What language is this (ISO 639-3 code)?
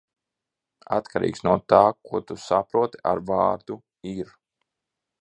lav